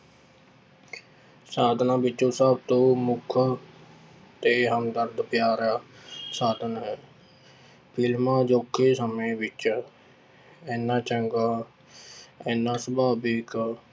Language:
Punjabi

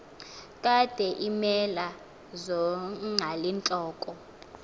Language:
Xhosa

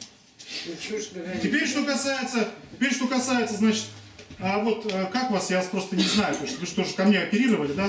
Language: Russian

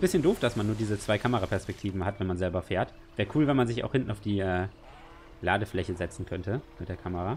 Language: German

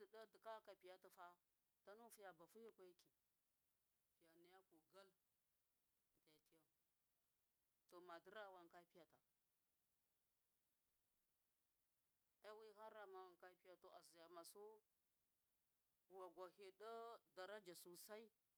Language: Miya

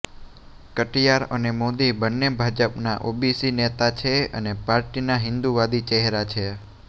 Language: Gujarati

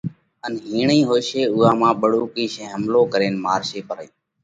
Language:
Parkari Koli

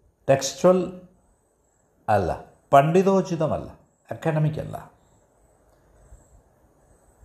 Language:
Malayalam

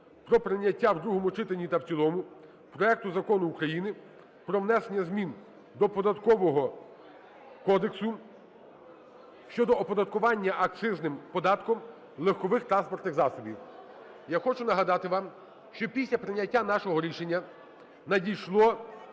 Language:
Ukrainian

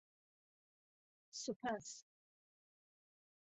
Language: Central Kurdish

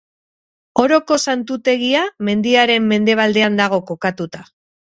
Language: Basque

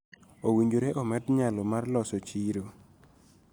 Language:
Luo (Kenya and Tanzania)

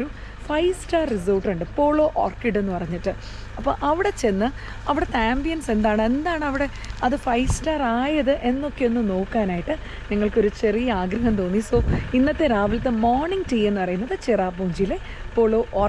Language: Malayalam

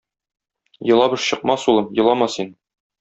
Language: Tatar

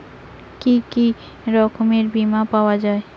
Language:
Bangla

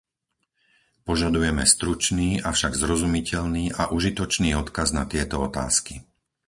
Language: Slovak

